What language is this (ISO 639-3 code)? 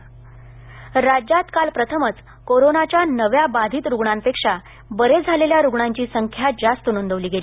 mar